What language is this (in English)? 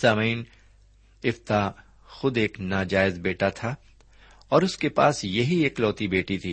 Urdu